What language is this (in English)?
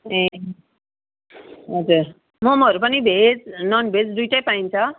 Nepali